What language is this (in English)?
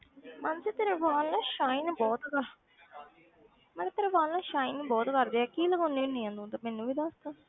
Punjabi